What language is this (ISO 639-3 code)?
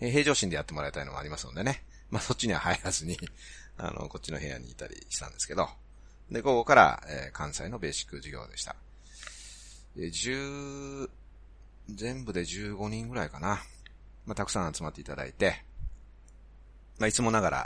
jpn